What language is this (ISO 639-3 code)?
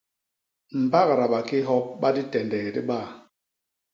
bas